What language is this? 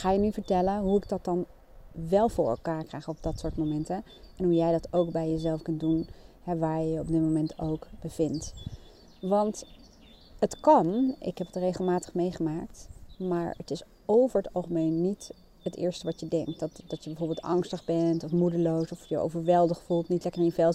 Dutch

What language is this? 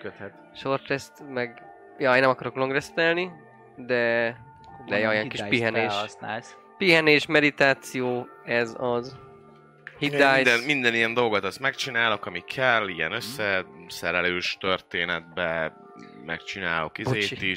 Hungarian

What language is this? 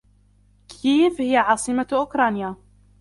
Arabic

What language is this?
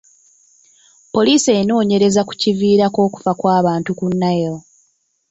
Ganda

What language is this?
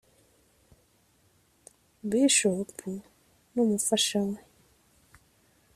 Kinyarwanda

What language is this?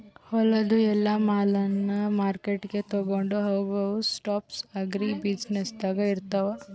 Kannada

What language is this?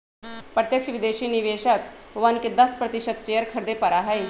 Magahi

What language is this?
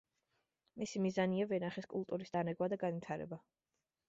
Georgian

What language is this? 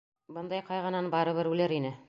Bashkir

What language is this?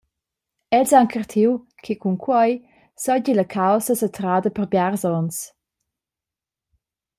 Romansh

